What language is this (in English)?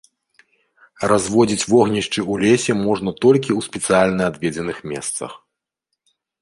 Belarusian